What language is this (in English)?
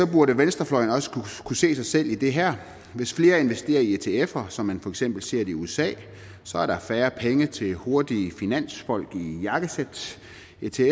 Danish